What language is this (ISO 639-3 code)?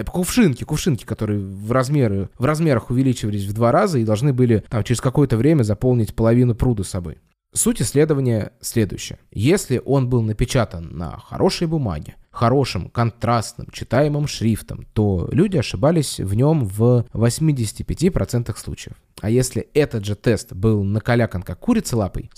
rus